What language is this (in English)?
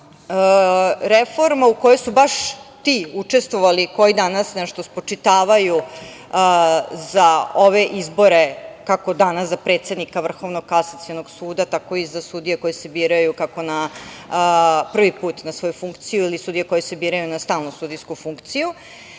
Serbian